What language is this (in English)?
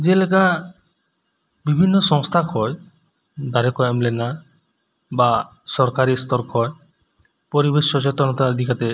Santali